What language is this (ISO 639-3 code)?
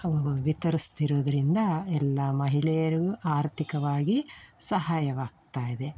kan